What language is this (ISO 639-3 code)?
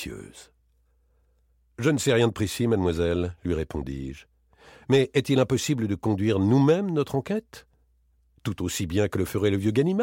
fra